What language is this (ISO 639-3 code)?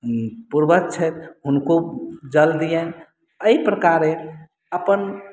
mai